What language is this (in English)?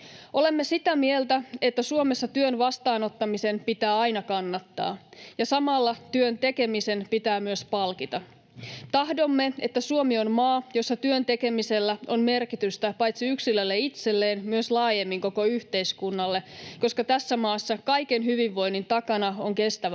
Finnish